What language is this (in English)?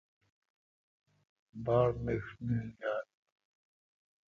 Kalkoti